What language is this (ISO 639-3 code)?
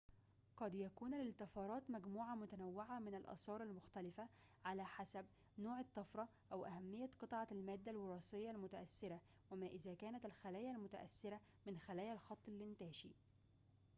ara